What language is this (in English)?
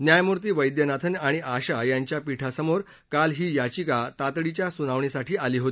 Marathi